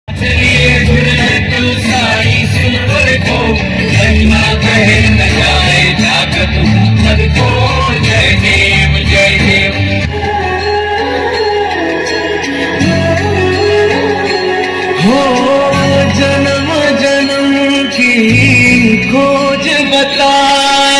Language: Arabic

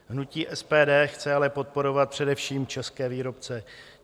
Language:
Czech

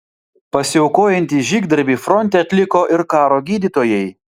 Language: Lithuanian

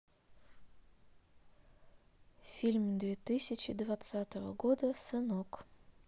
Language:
Russian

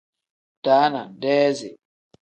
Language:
Tem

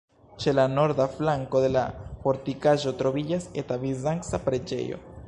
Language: Esperanto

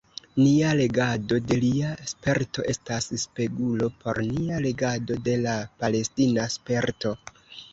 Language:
Esperanto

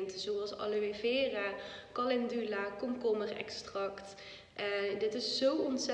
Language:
Dutch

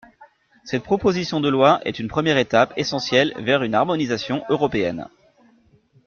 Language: French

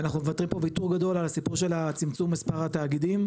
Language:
Hebrew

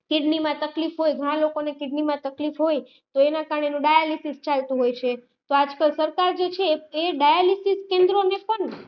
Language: Gujarati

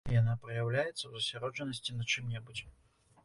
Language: Belarusian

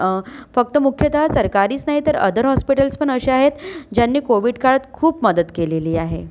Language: Marathi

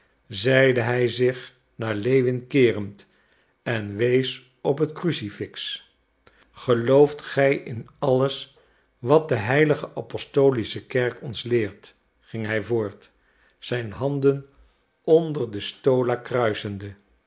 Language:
Dutch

